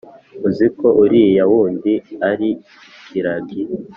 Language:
Kinyarwanda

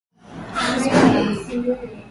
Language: Swahili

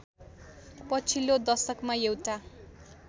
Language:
Nepali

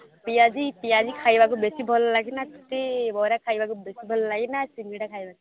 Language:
Odia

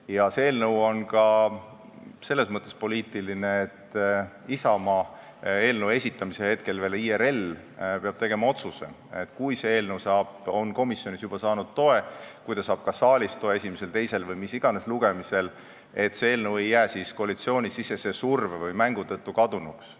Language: Estonian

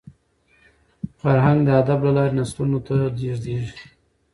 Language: Pashto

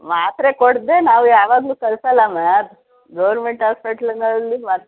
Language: Kannada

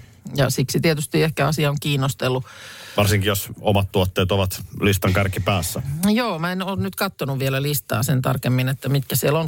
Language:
Finnish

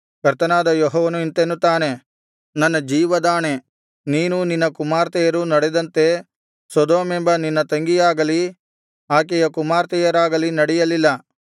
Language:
Kannada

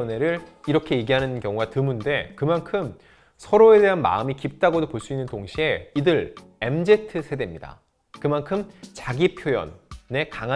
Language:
Korean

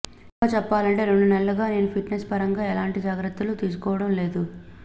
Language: Telugu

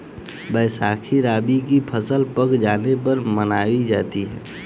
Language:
Hindi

